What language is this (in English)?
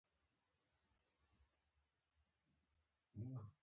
Pashto